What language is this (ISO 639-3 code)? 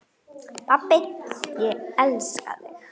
isl